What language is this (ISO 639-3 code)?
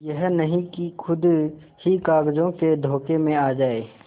hin